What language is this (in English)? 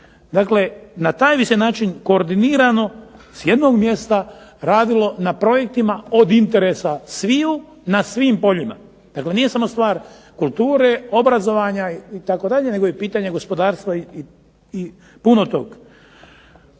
Croatian